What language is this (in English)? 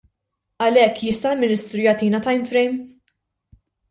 Maltese